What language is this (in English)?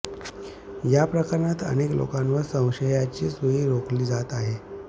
Marathi